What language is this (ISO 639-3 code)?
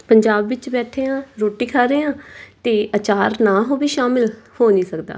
pan